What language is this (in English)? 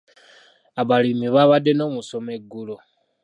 Ganda